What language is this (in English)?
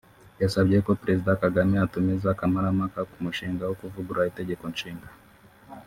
Kinyarwanda